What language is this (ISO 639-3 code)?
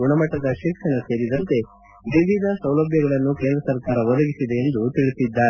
kan